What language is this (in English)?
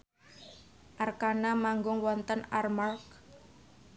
Javanese